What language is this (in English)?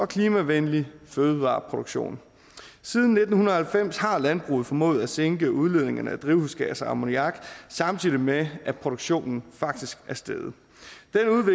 Danish